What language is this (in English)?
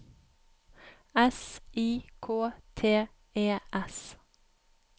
Norwegian